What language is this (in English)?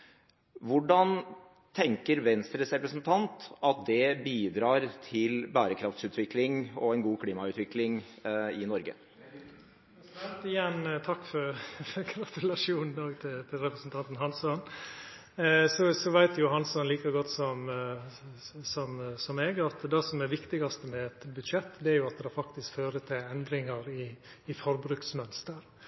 Norwegian